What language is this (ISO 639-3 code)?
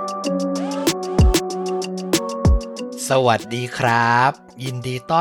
tha